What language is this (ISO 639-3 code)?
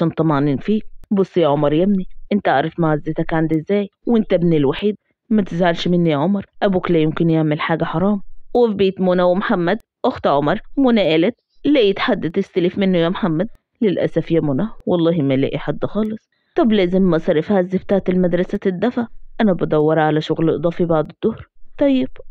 ara